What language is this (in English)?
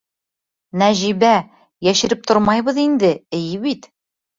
Bashkir